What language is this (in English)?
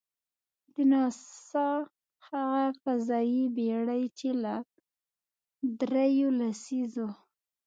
Pashto